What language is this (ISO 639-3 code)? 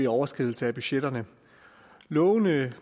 dan